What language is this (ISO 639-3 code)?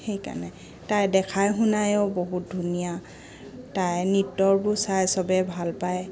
asm